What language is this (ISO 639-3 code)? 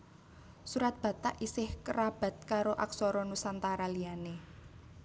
jav